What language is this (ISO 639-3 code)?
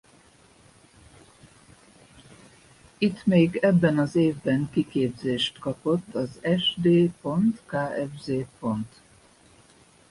hun